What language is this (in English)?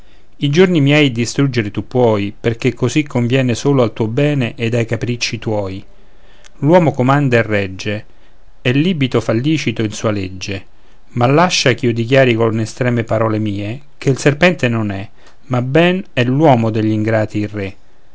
Italian